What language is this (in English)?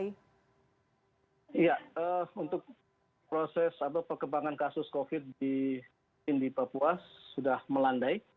Indonesian